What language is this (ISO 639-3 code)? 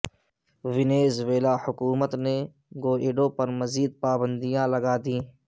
urd